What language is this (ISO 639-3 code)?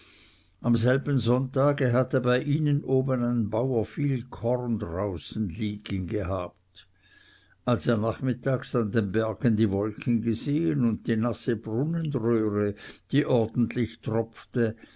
deu